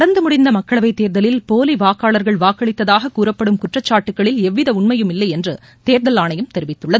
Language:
Tamil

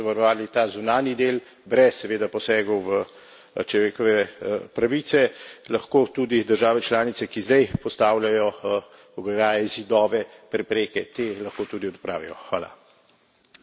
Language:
Slovenian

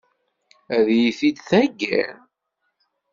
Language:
Kabyle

